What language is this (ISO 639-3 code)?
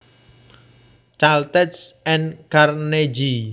jav